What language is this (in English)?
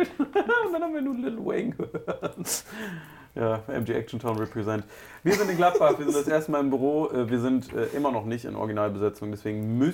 German